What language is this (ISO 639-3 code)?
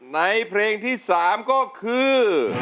tha